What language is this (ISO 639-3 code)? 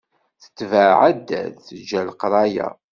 kab